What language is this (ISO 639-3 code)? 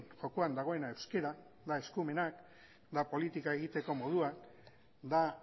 eus